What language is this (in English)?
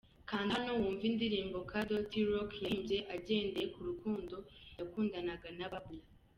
Kinyarwanda